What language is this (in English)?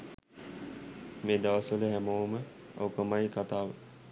Sinhala